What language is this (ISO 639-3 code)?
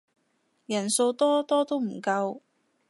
yue